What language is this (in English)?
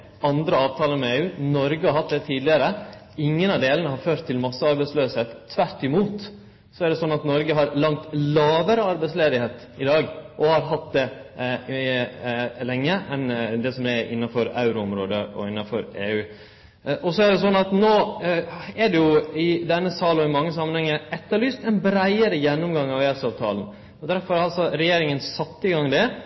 Norwegian Nynorsk